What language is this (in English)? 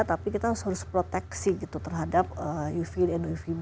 Indonesian